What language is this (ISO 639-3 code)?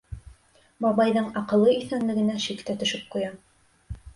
bak